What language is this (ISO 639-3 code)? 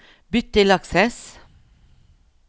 nor